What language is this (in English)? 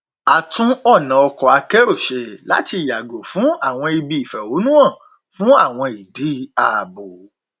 Yoruba